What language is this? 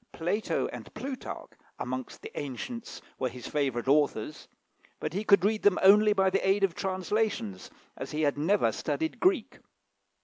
English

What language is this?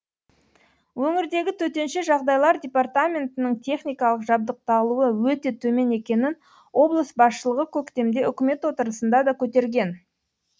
Kazakh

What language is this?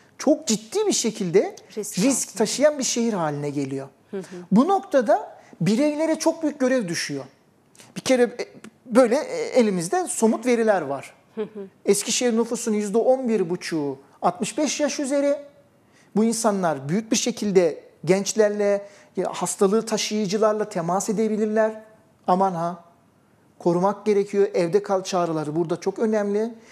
Turkish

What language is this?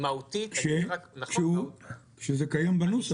Hebrew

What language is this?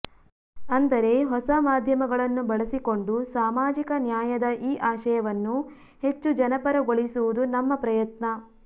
Kannada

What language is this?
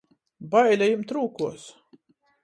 Latgalian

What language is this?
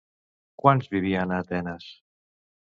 Catalan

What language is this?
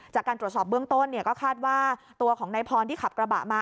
Thai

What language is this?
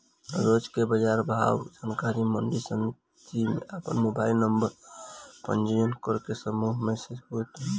Bhojpuri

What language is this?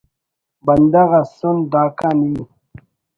Brahui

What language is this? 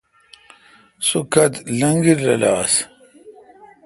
Kalkoti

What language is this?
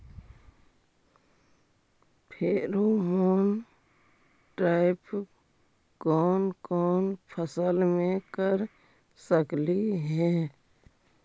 Magahi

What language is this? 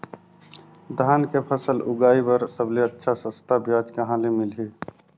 Chhattisgarhi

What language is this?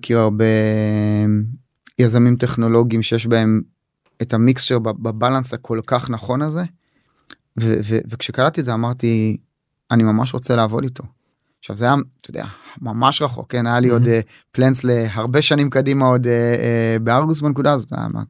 Hebrew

